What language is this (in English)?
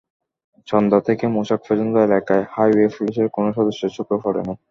Bangla